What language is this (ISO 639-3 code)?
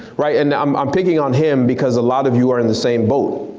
eng